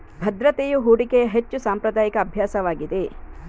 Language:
Kannada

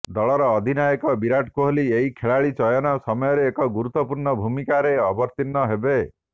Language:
Odia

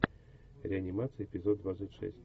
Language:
Russian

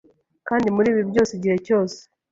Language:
Kinyarwanda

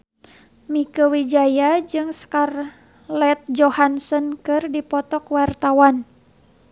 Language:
Sundanese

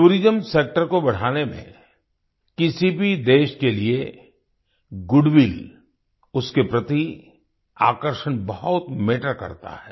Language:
Hindi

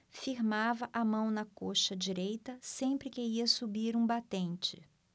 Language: Portuguese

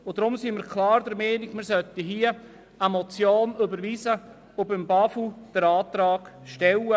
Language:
Swiss German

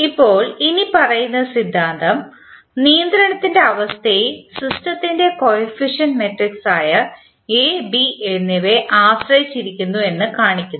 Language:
Malayalam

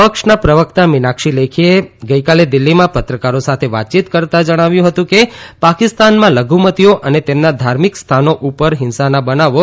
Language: Gujarati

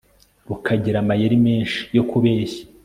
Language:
Kinyarwanda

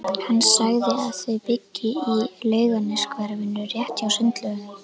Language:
Icelandic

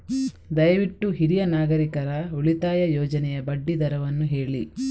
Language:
Kannada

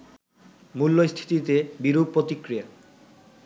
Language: Bangla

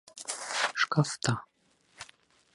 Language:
Bashkir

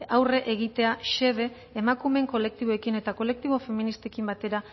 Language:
Basque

